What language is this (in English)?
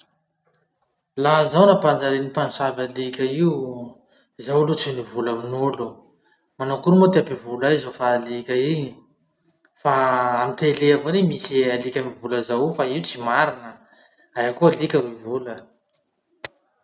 Masikoro Malagasy